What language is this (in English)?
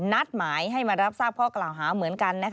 Thai